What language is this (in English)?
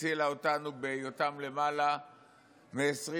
Hebrew